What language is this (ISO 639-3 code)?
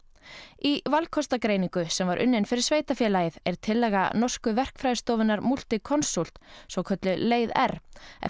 isl